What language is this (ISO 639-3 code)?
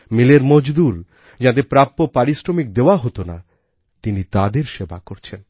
ben